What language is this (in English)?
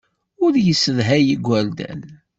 Kabyle